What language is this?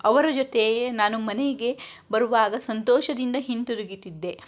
Kannada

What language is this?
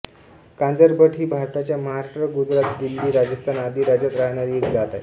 Marathi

